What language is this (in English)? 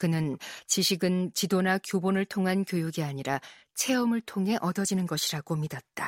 Korean